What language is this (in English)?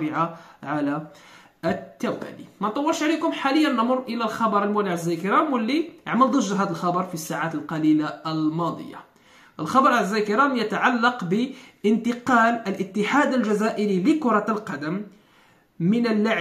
Arabic